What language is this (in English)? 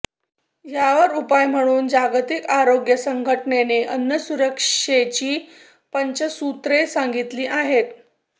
Marathi